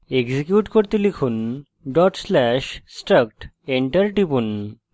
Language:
Bangla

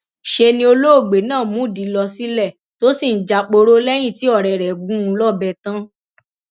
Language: Yoruba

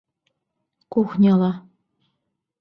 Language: Bashkir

